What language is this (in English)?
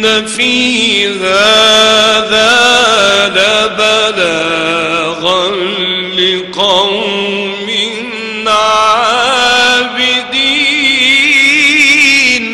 Arabic